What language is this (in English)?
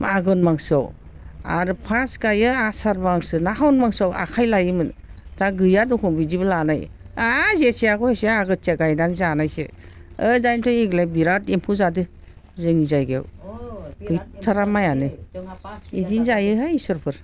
Bodo